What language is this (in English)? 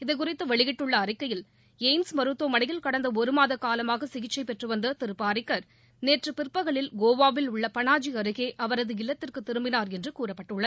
Tamil